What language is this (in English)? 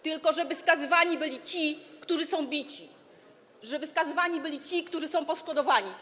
Polish